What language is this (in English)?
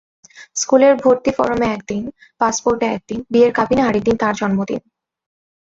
Bangla